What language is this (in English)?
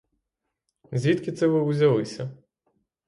Ukrainian